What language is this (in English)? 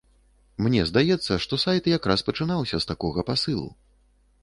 Belarusian